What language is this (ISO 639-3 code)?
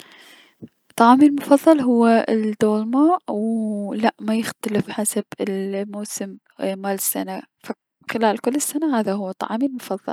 acm